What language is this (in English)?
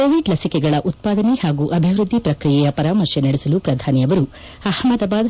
Kannada